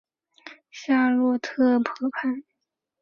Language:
Chinese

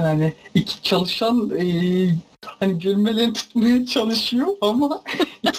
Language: Turkish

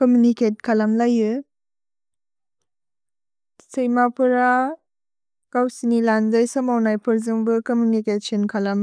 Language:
Bodo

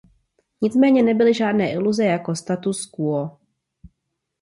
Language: Czech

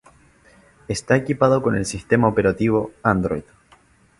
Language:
Spanish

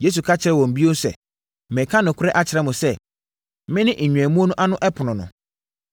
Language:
Akan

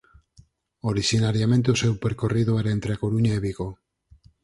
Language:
Galician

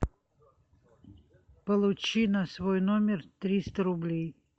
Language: Russian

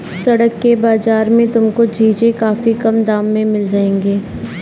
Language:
Hindi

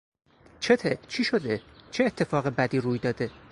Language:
Persian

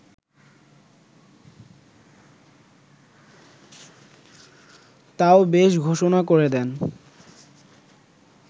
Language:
Bangla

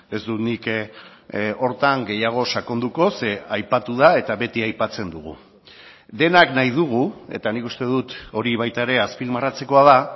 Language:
Basque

